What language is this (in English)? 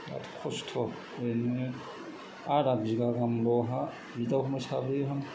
Bodo